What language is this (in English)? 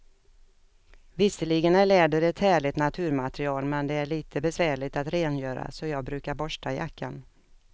Swedish